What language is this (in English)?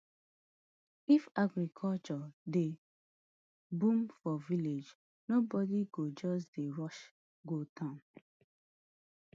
Nigerian Pidgin